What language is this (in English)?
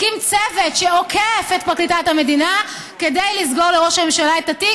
Hebrew